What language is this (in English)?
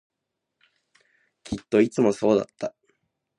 Japanese